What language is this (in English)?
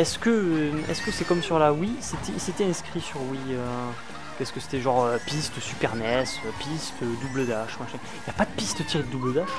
French